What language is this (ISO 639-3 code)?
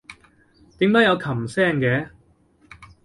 yue